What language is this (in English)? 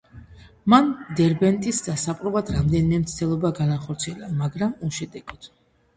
Georgian